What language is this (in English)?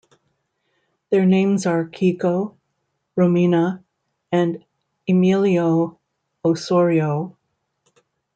English